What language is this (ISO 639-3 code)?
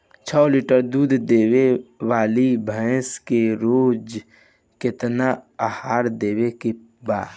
bho